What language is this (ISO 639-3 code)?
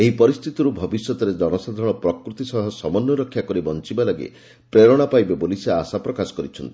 ori